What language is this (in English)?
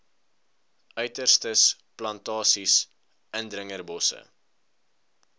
Afrikaans